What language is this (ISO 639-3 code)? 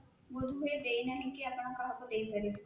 ori